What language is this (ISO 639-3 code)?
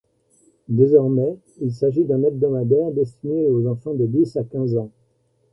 fra